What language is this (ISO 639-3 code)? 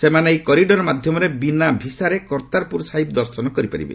ori